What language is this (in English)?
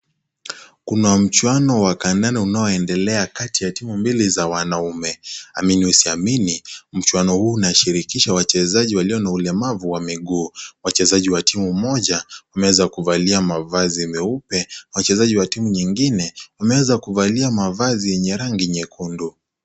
Swahili